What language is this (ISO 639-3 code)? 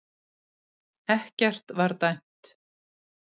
isl